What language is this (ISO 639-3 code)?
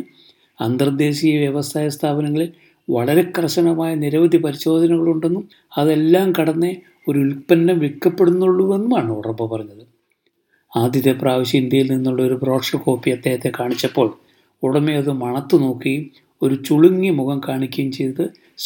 mal